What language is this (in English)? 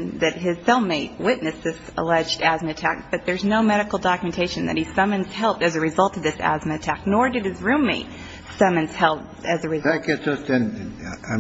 English